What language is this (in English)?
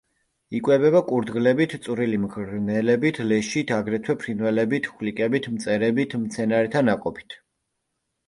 Georgian